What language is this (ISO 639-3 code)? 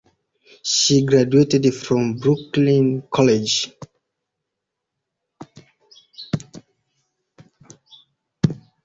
eng